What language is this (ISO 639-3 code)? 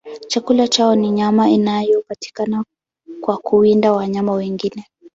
swa